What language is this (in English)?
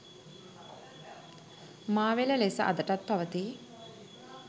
Sinhala